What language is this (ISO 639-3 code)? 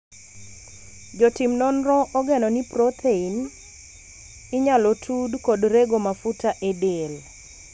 luo